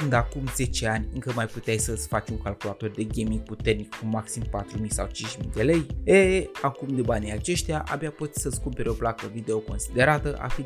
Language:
Romanian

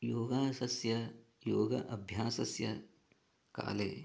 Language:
Sanskrit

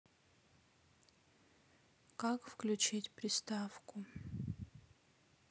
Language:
Russian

